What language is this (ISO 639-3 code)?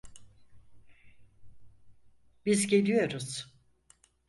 tur